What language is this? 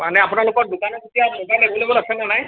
Assamese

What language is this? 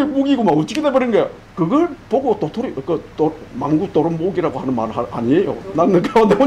Korean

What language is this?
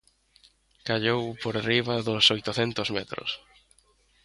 Galician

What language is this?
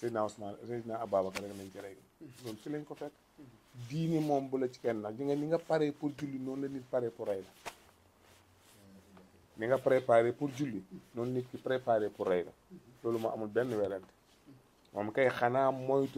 Arabic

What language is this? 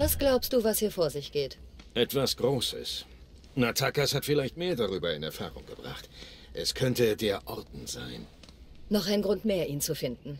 German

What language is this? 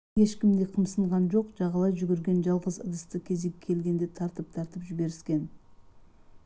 Kazakh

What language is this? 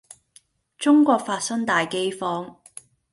Cantonese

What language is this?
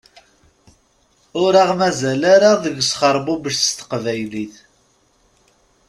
Kabyle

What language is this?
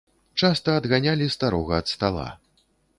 Belarusian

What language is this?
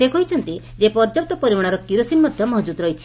Odia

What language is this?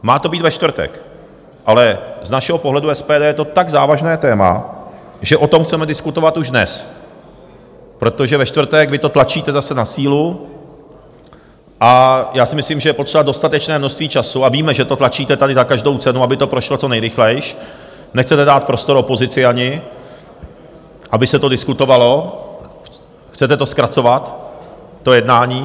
Czech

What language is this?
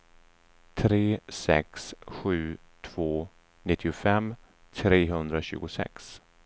Swedish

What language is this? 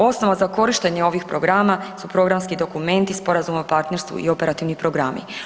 Croatian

